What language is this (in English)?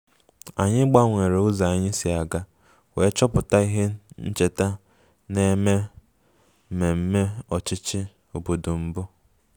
Igbo